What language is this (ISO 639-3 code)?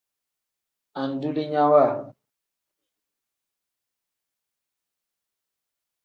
kdh